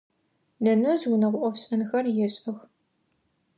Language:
Adyghe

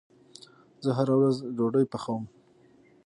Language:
Pashto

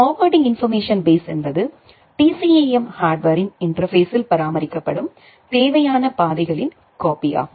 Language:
Tamil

